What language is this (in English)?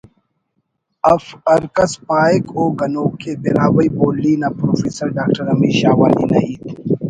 Brahui